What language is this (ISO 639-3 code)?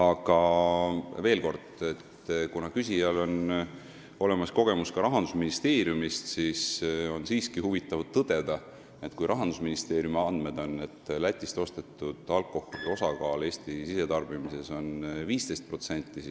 est